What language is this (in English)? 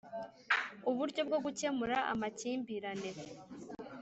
Kinyarwanda